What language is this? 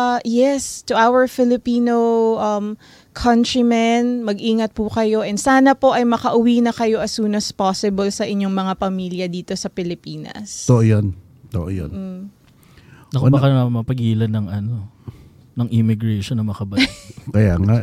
Filipino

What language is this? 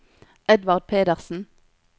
Norwegian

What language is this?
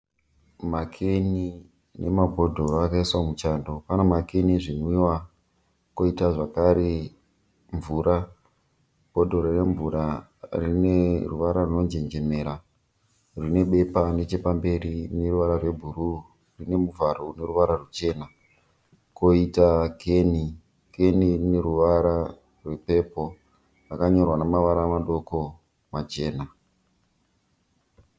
Shona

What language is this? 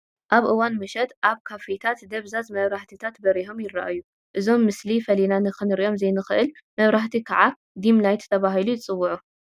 Tigrinya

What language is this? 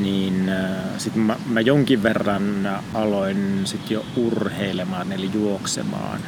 Finnish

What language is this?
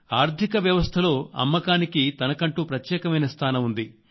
Telugu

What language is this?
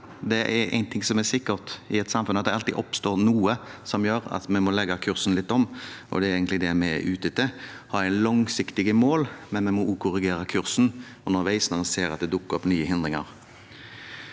Norwegian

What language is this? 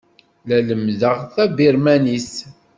Kabyle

